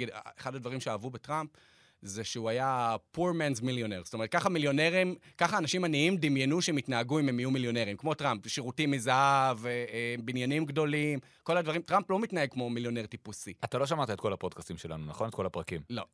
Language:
Hebrew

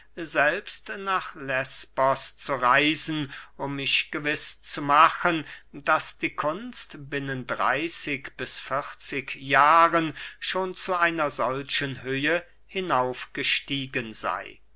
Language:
German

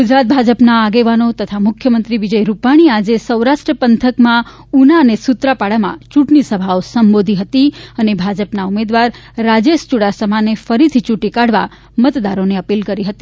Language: Gujarati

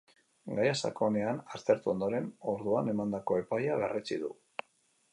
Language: Basque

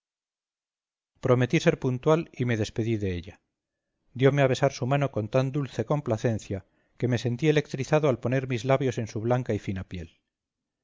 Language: Spanish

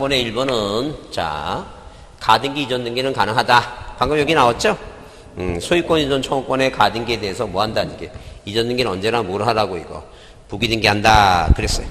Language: Korean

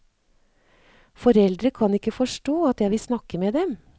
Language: Norwegian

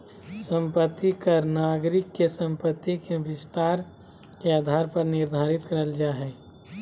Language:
Magahi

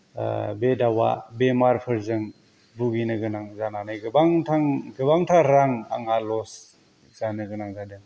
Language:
Bodo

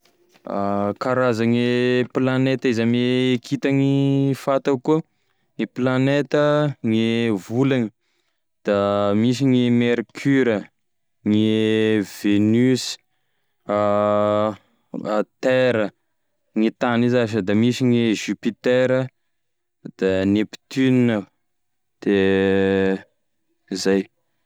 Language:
Tesaka Malagasy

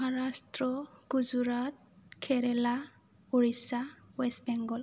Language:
Bodo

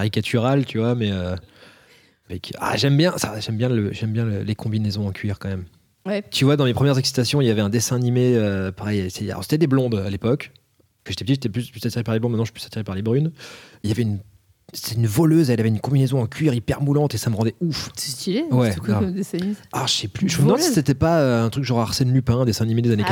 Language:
French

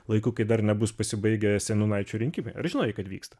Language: Lithuanian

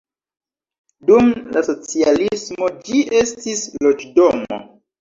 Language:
Esperanto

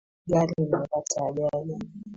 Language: Swahili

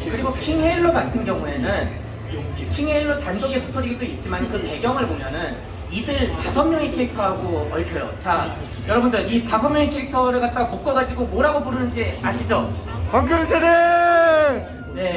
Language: Korean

